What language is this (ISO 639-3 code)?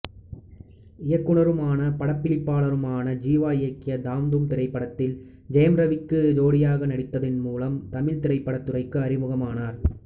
tam